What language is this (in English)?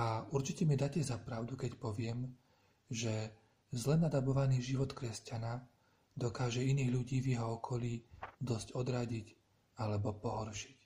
Slovak